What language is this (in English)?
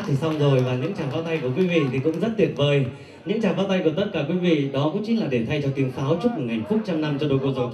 Vietnamese